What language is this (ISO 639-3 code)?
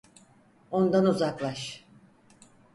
tur